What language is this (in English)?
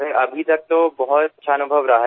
Hindi